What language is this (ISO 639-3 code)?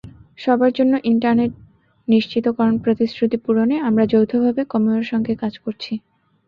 ben